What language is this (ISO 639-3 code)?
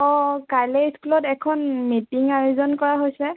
asm